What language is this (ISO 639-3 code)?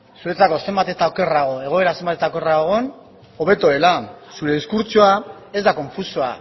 eus